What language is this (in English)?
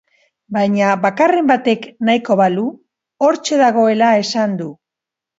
Basque